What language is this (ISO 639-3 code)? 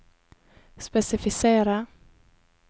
nor